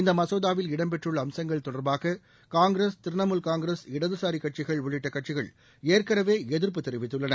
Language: Tamil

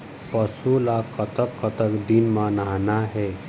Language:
Chhattisgarhi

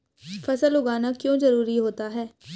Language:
Hindi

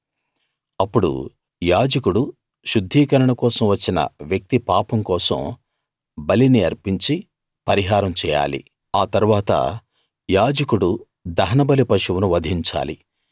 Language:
Telugu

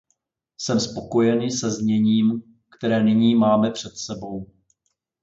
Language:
Czech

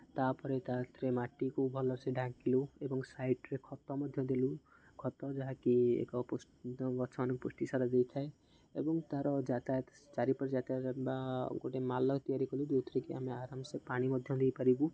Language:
Odia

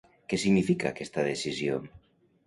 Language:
Catalan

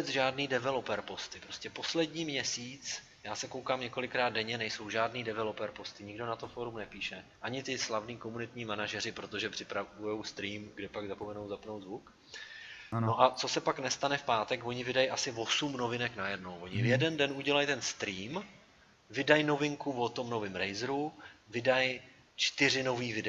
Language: Czech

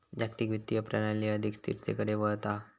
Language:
Marathi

